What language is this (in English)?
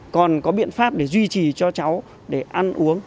Vietnamese